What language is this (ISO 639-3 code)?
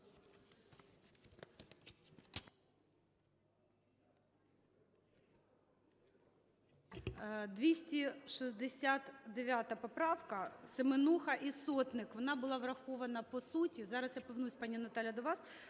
ukr